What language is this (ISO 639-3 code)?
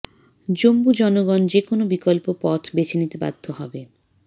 ben